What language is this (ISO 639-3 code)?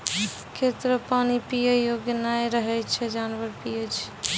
mai